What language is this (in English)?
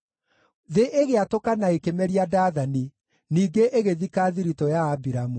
Kikuyu